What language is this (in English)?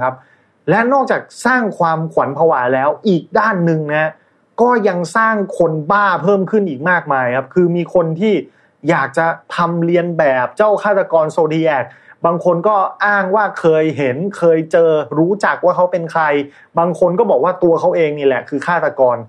Thai